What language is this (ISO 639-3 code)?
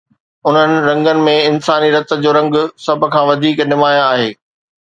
snd